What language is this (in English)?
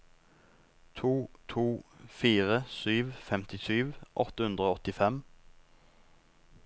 Norwegian